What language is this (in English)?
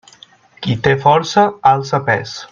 Catalan